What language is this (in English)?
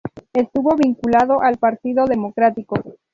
Spanish